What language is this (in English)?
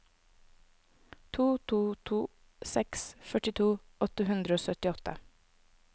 Norwegian